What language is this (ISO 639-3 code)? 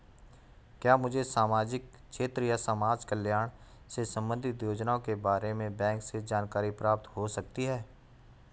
hin